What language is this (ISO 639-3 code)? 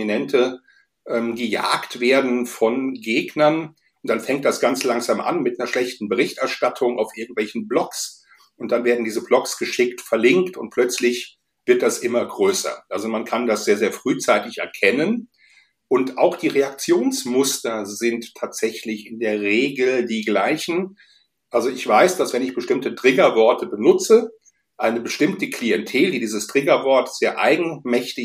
deu